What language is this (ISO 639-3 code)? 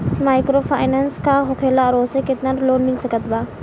bho